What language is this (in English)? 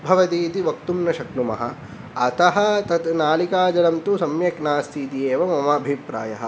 Sanskrit